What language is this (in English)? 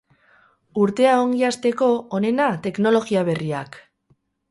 Basque